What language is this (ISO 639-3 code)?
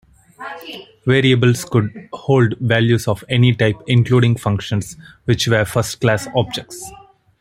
eng